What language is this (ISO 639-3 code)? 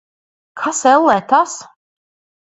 lav